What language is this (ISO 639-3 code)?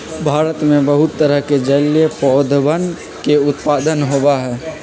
mag